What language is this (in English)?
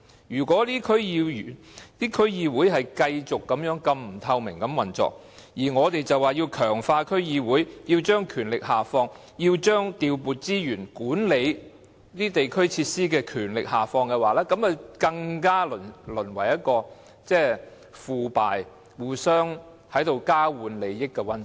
Cantonese